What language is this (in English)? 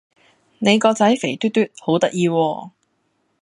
Cantonese